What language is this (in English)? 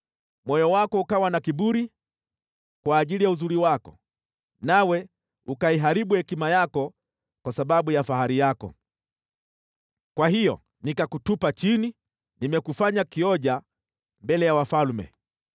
Swahili